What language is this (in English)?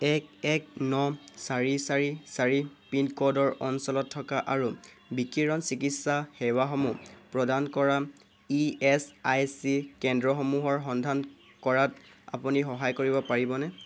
Assamese